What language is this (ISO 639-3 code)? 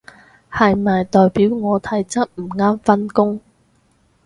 yue